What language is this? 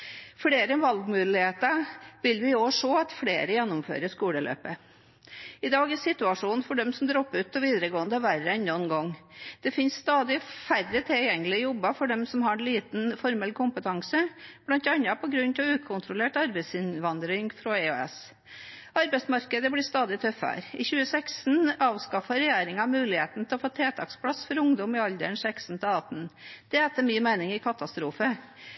Norwegian Bokmål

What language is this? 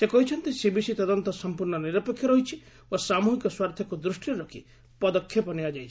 Odia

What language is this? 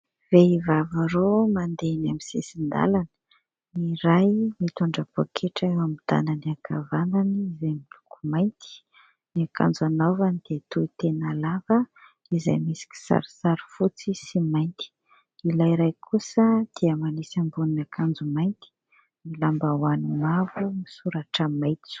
Malagasy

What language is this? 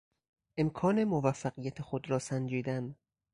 Persian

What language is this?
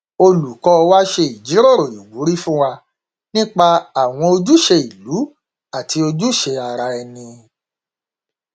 Yoruba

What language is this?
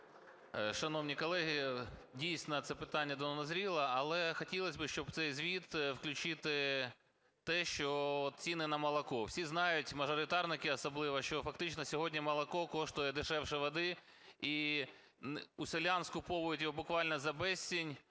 Ukrainian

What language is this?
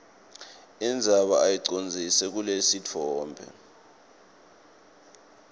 Swati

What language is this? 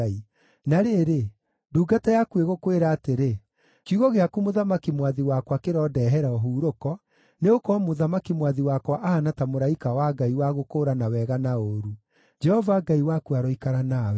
Kikuyu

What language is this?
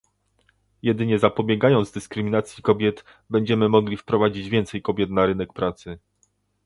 Polish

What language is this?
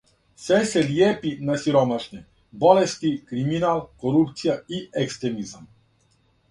Serbian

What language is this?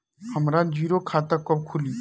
Bhojpuri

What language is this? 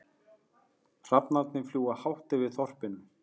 Icelandic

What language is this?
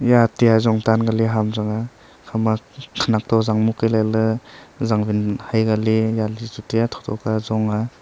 Wancho Naga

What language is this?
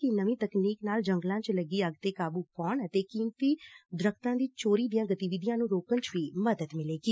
Punjabi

